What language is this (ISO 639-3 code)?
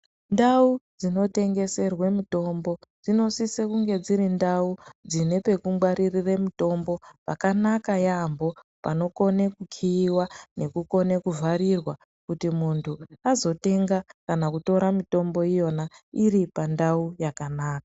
ndc